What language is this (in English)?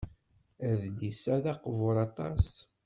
Kabyle